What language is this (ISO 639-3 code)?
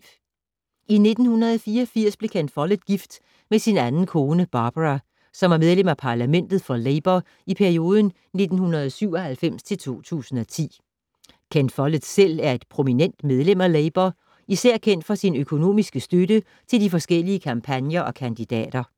dan